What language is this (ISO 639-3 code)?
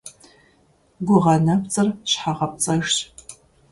kbd